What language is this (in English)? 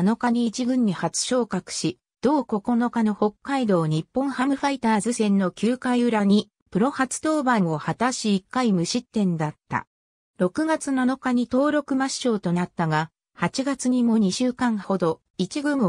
Japanese